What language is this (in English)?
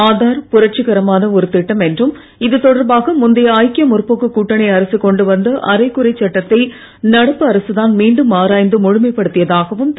Tamil